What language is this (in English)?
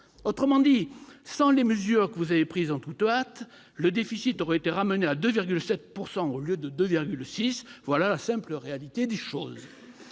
French